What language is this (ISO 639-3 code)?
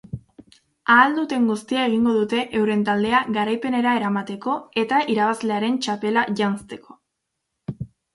eus